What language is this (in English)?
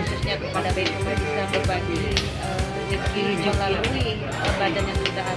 Indonesian